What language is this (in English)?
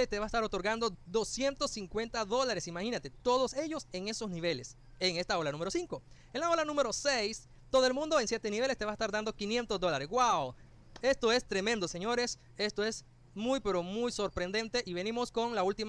Spanish